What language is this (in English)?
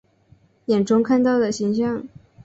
Chinese